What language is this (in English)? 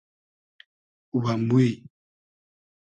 Hazaragi